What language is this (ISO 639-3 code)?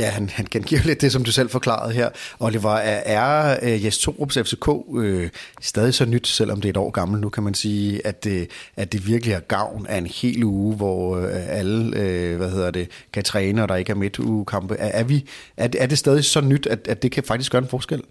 dan